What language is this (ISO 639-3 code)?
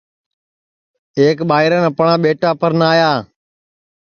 ssi